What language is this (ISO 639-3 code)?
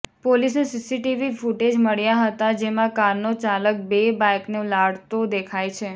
guj